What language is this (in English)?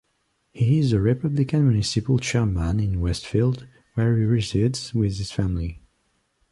English